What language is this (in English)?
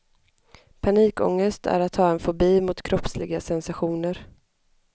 Swedish